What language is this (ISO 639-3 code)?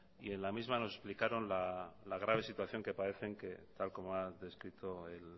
spa